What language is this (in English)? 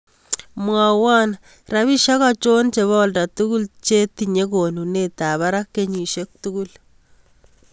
Kalenjin